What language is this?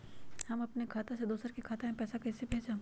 Magahi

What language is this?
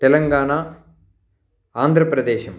Sanskrit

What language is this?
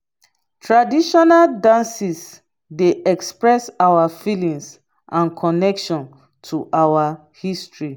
Nigerian Pidgin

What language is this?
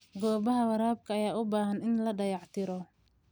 Somali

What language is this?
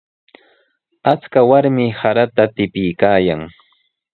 Sihuas Ancash Quechua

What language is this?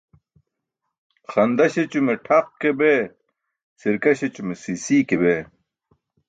Burushaski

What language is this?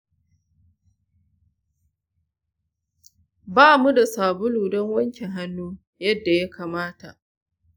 Hausa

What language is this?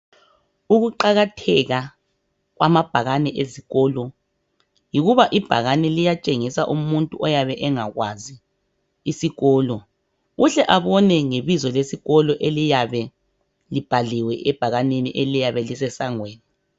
North Ndebele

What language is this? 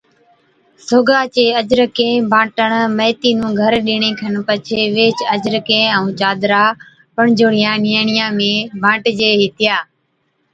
Od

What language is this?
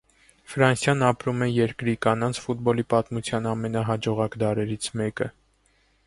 Armenian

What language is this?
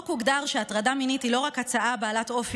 Hebrew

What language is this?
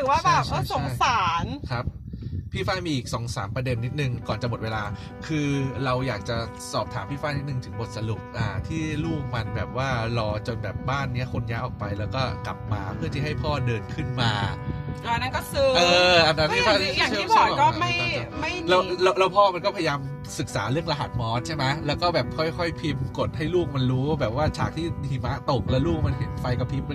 Thai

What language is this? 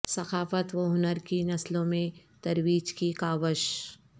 Urdu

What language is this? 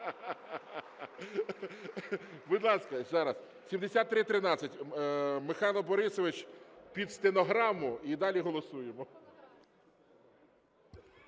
Ukrainian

